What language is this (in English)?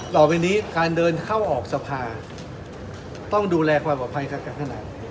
Thai